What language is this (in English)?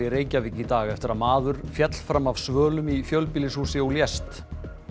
Icelandic